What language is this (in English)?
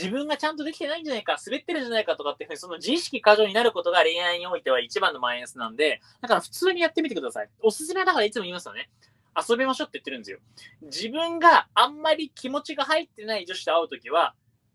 Japanese